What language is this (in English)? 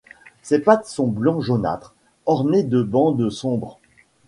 French